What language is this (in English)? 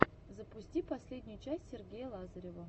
Russian